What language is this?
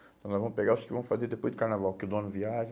Portuguese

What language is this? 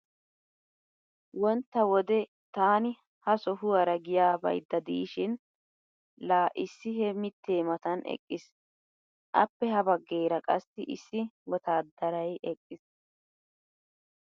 Wolaytta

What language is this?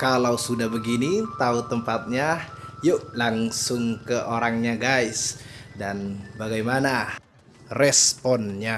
Indonesian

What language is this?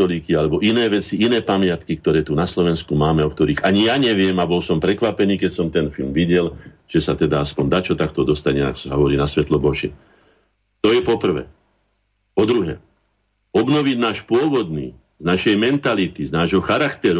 Slovak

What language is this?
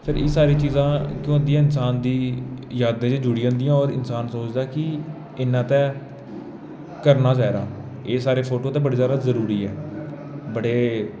Dogri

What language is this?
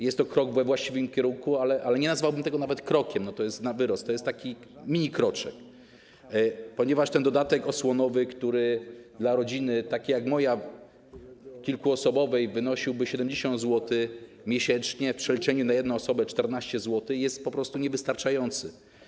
Polish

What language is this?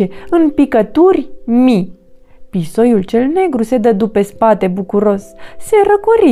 Romanian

